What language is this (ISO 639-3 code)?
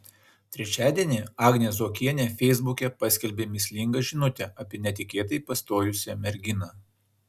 lit